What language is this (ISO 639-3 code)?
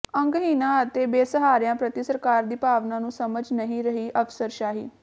pan